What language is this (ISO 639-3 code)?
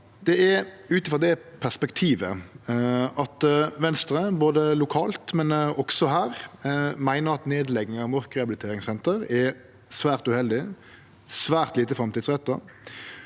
nor